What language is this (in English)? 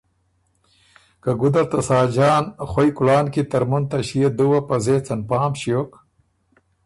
Ormuri